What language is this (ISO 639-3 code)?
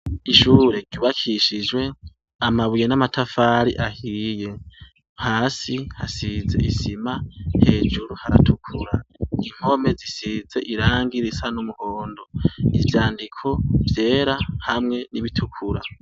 run